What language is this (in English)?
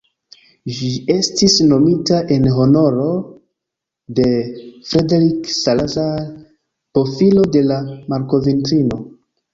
Esperanto